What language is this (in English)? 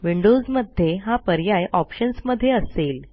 Marathi